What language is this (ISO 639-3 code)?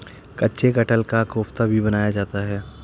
hin